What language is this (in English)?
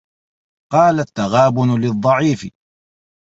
Arabic